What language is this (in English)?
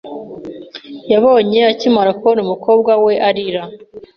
Kinyarwanda